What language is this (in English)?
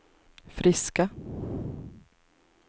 Swedish